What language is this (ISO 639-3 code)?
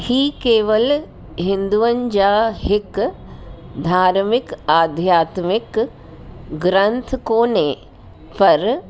snd